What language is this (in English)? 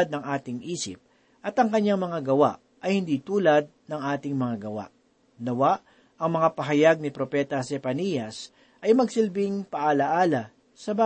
Filipino